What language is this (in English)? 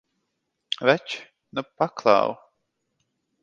Latvian